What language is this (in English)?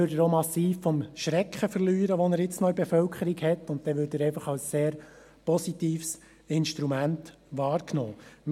Swiss German